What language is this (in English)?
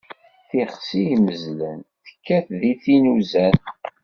Kabyle